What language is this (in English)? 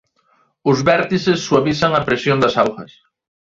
Galician